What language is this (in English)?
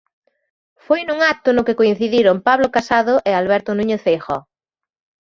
Galician